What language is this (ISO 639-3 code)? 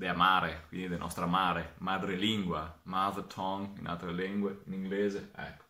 ita